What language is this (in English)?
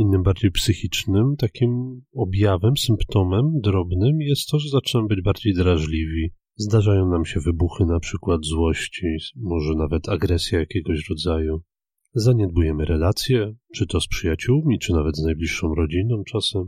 Polish